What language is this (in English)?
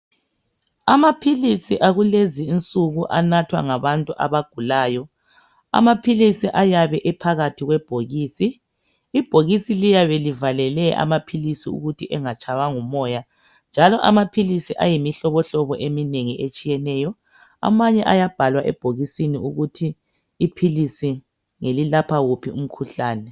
North Ndebele